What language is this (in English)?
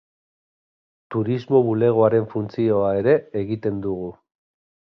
Basque